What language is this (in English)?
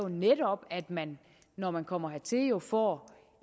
Danish